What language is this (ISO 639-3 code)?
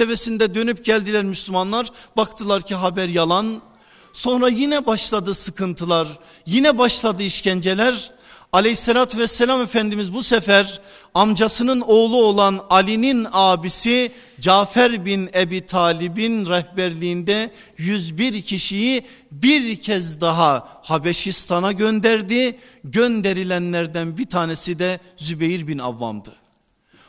tur